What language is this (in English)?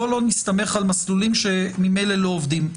Hebrew